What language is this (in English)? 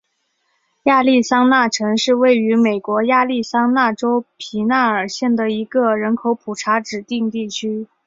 Chinese